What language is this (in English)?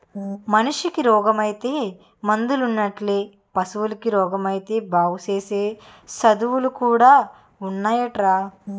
Telugu